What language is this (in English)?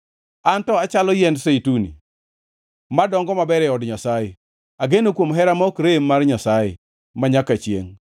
Luo (Kenya and Tanzania)